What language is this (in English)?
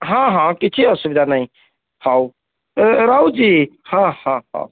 Odia